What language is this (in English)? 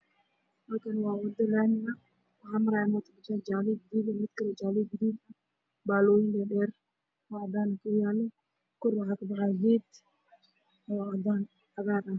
Somali